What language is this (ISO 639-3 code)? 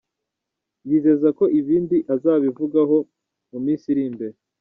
kin